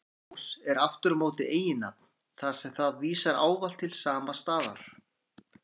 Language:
Icelandic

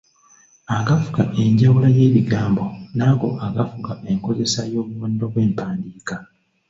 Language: Ganda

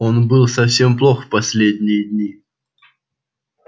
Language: Russian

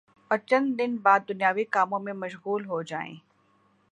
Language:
Urdu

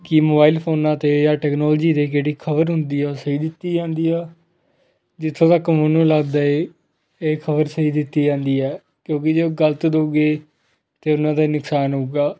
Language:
Punjabi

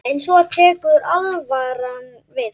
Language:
Icelandic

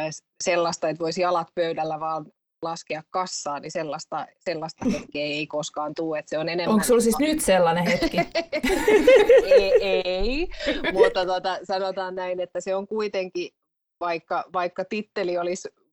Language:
Finnish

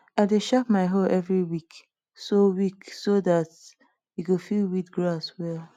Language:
Nigerian Pidgin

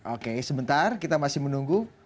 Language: Indonesian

